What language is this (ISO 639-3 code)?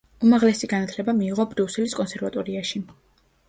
kat